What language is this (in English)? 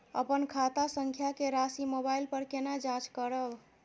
Maithili